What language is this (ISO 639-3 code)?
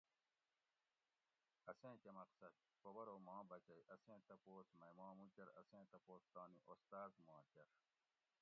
gwc